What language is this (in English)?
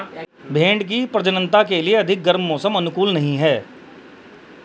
Hindi